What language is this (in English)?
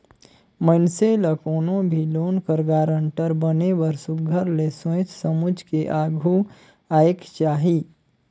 Chhattisgarhi